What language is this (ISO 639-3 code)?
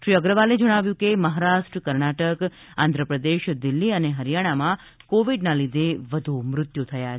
guj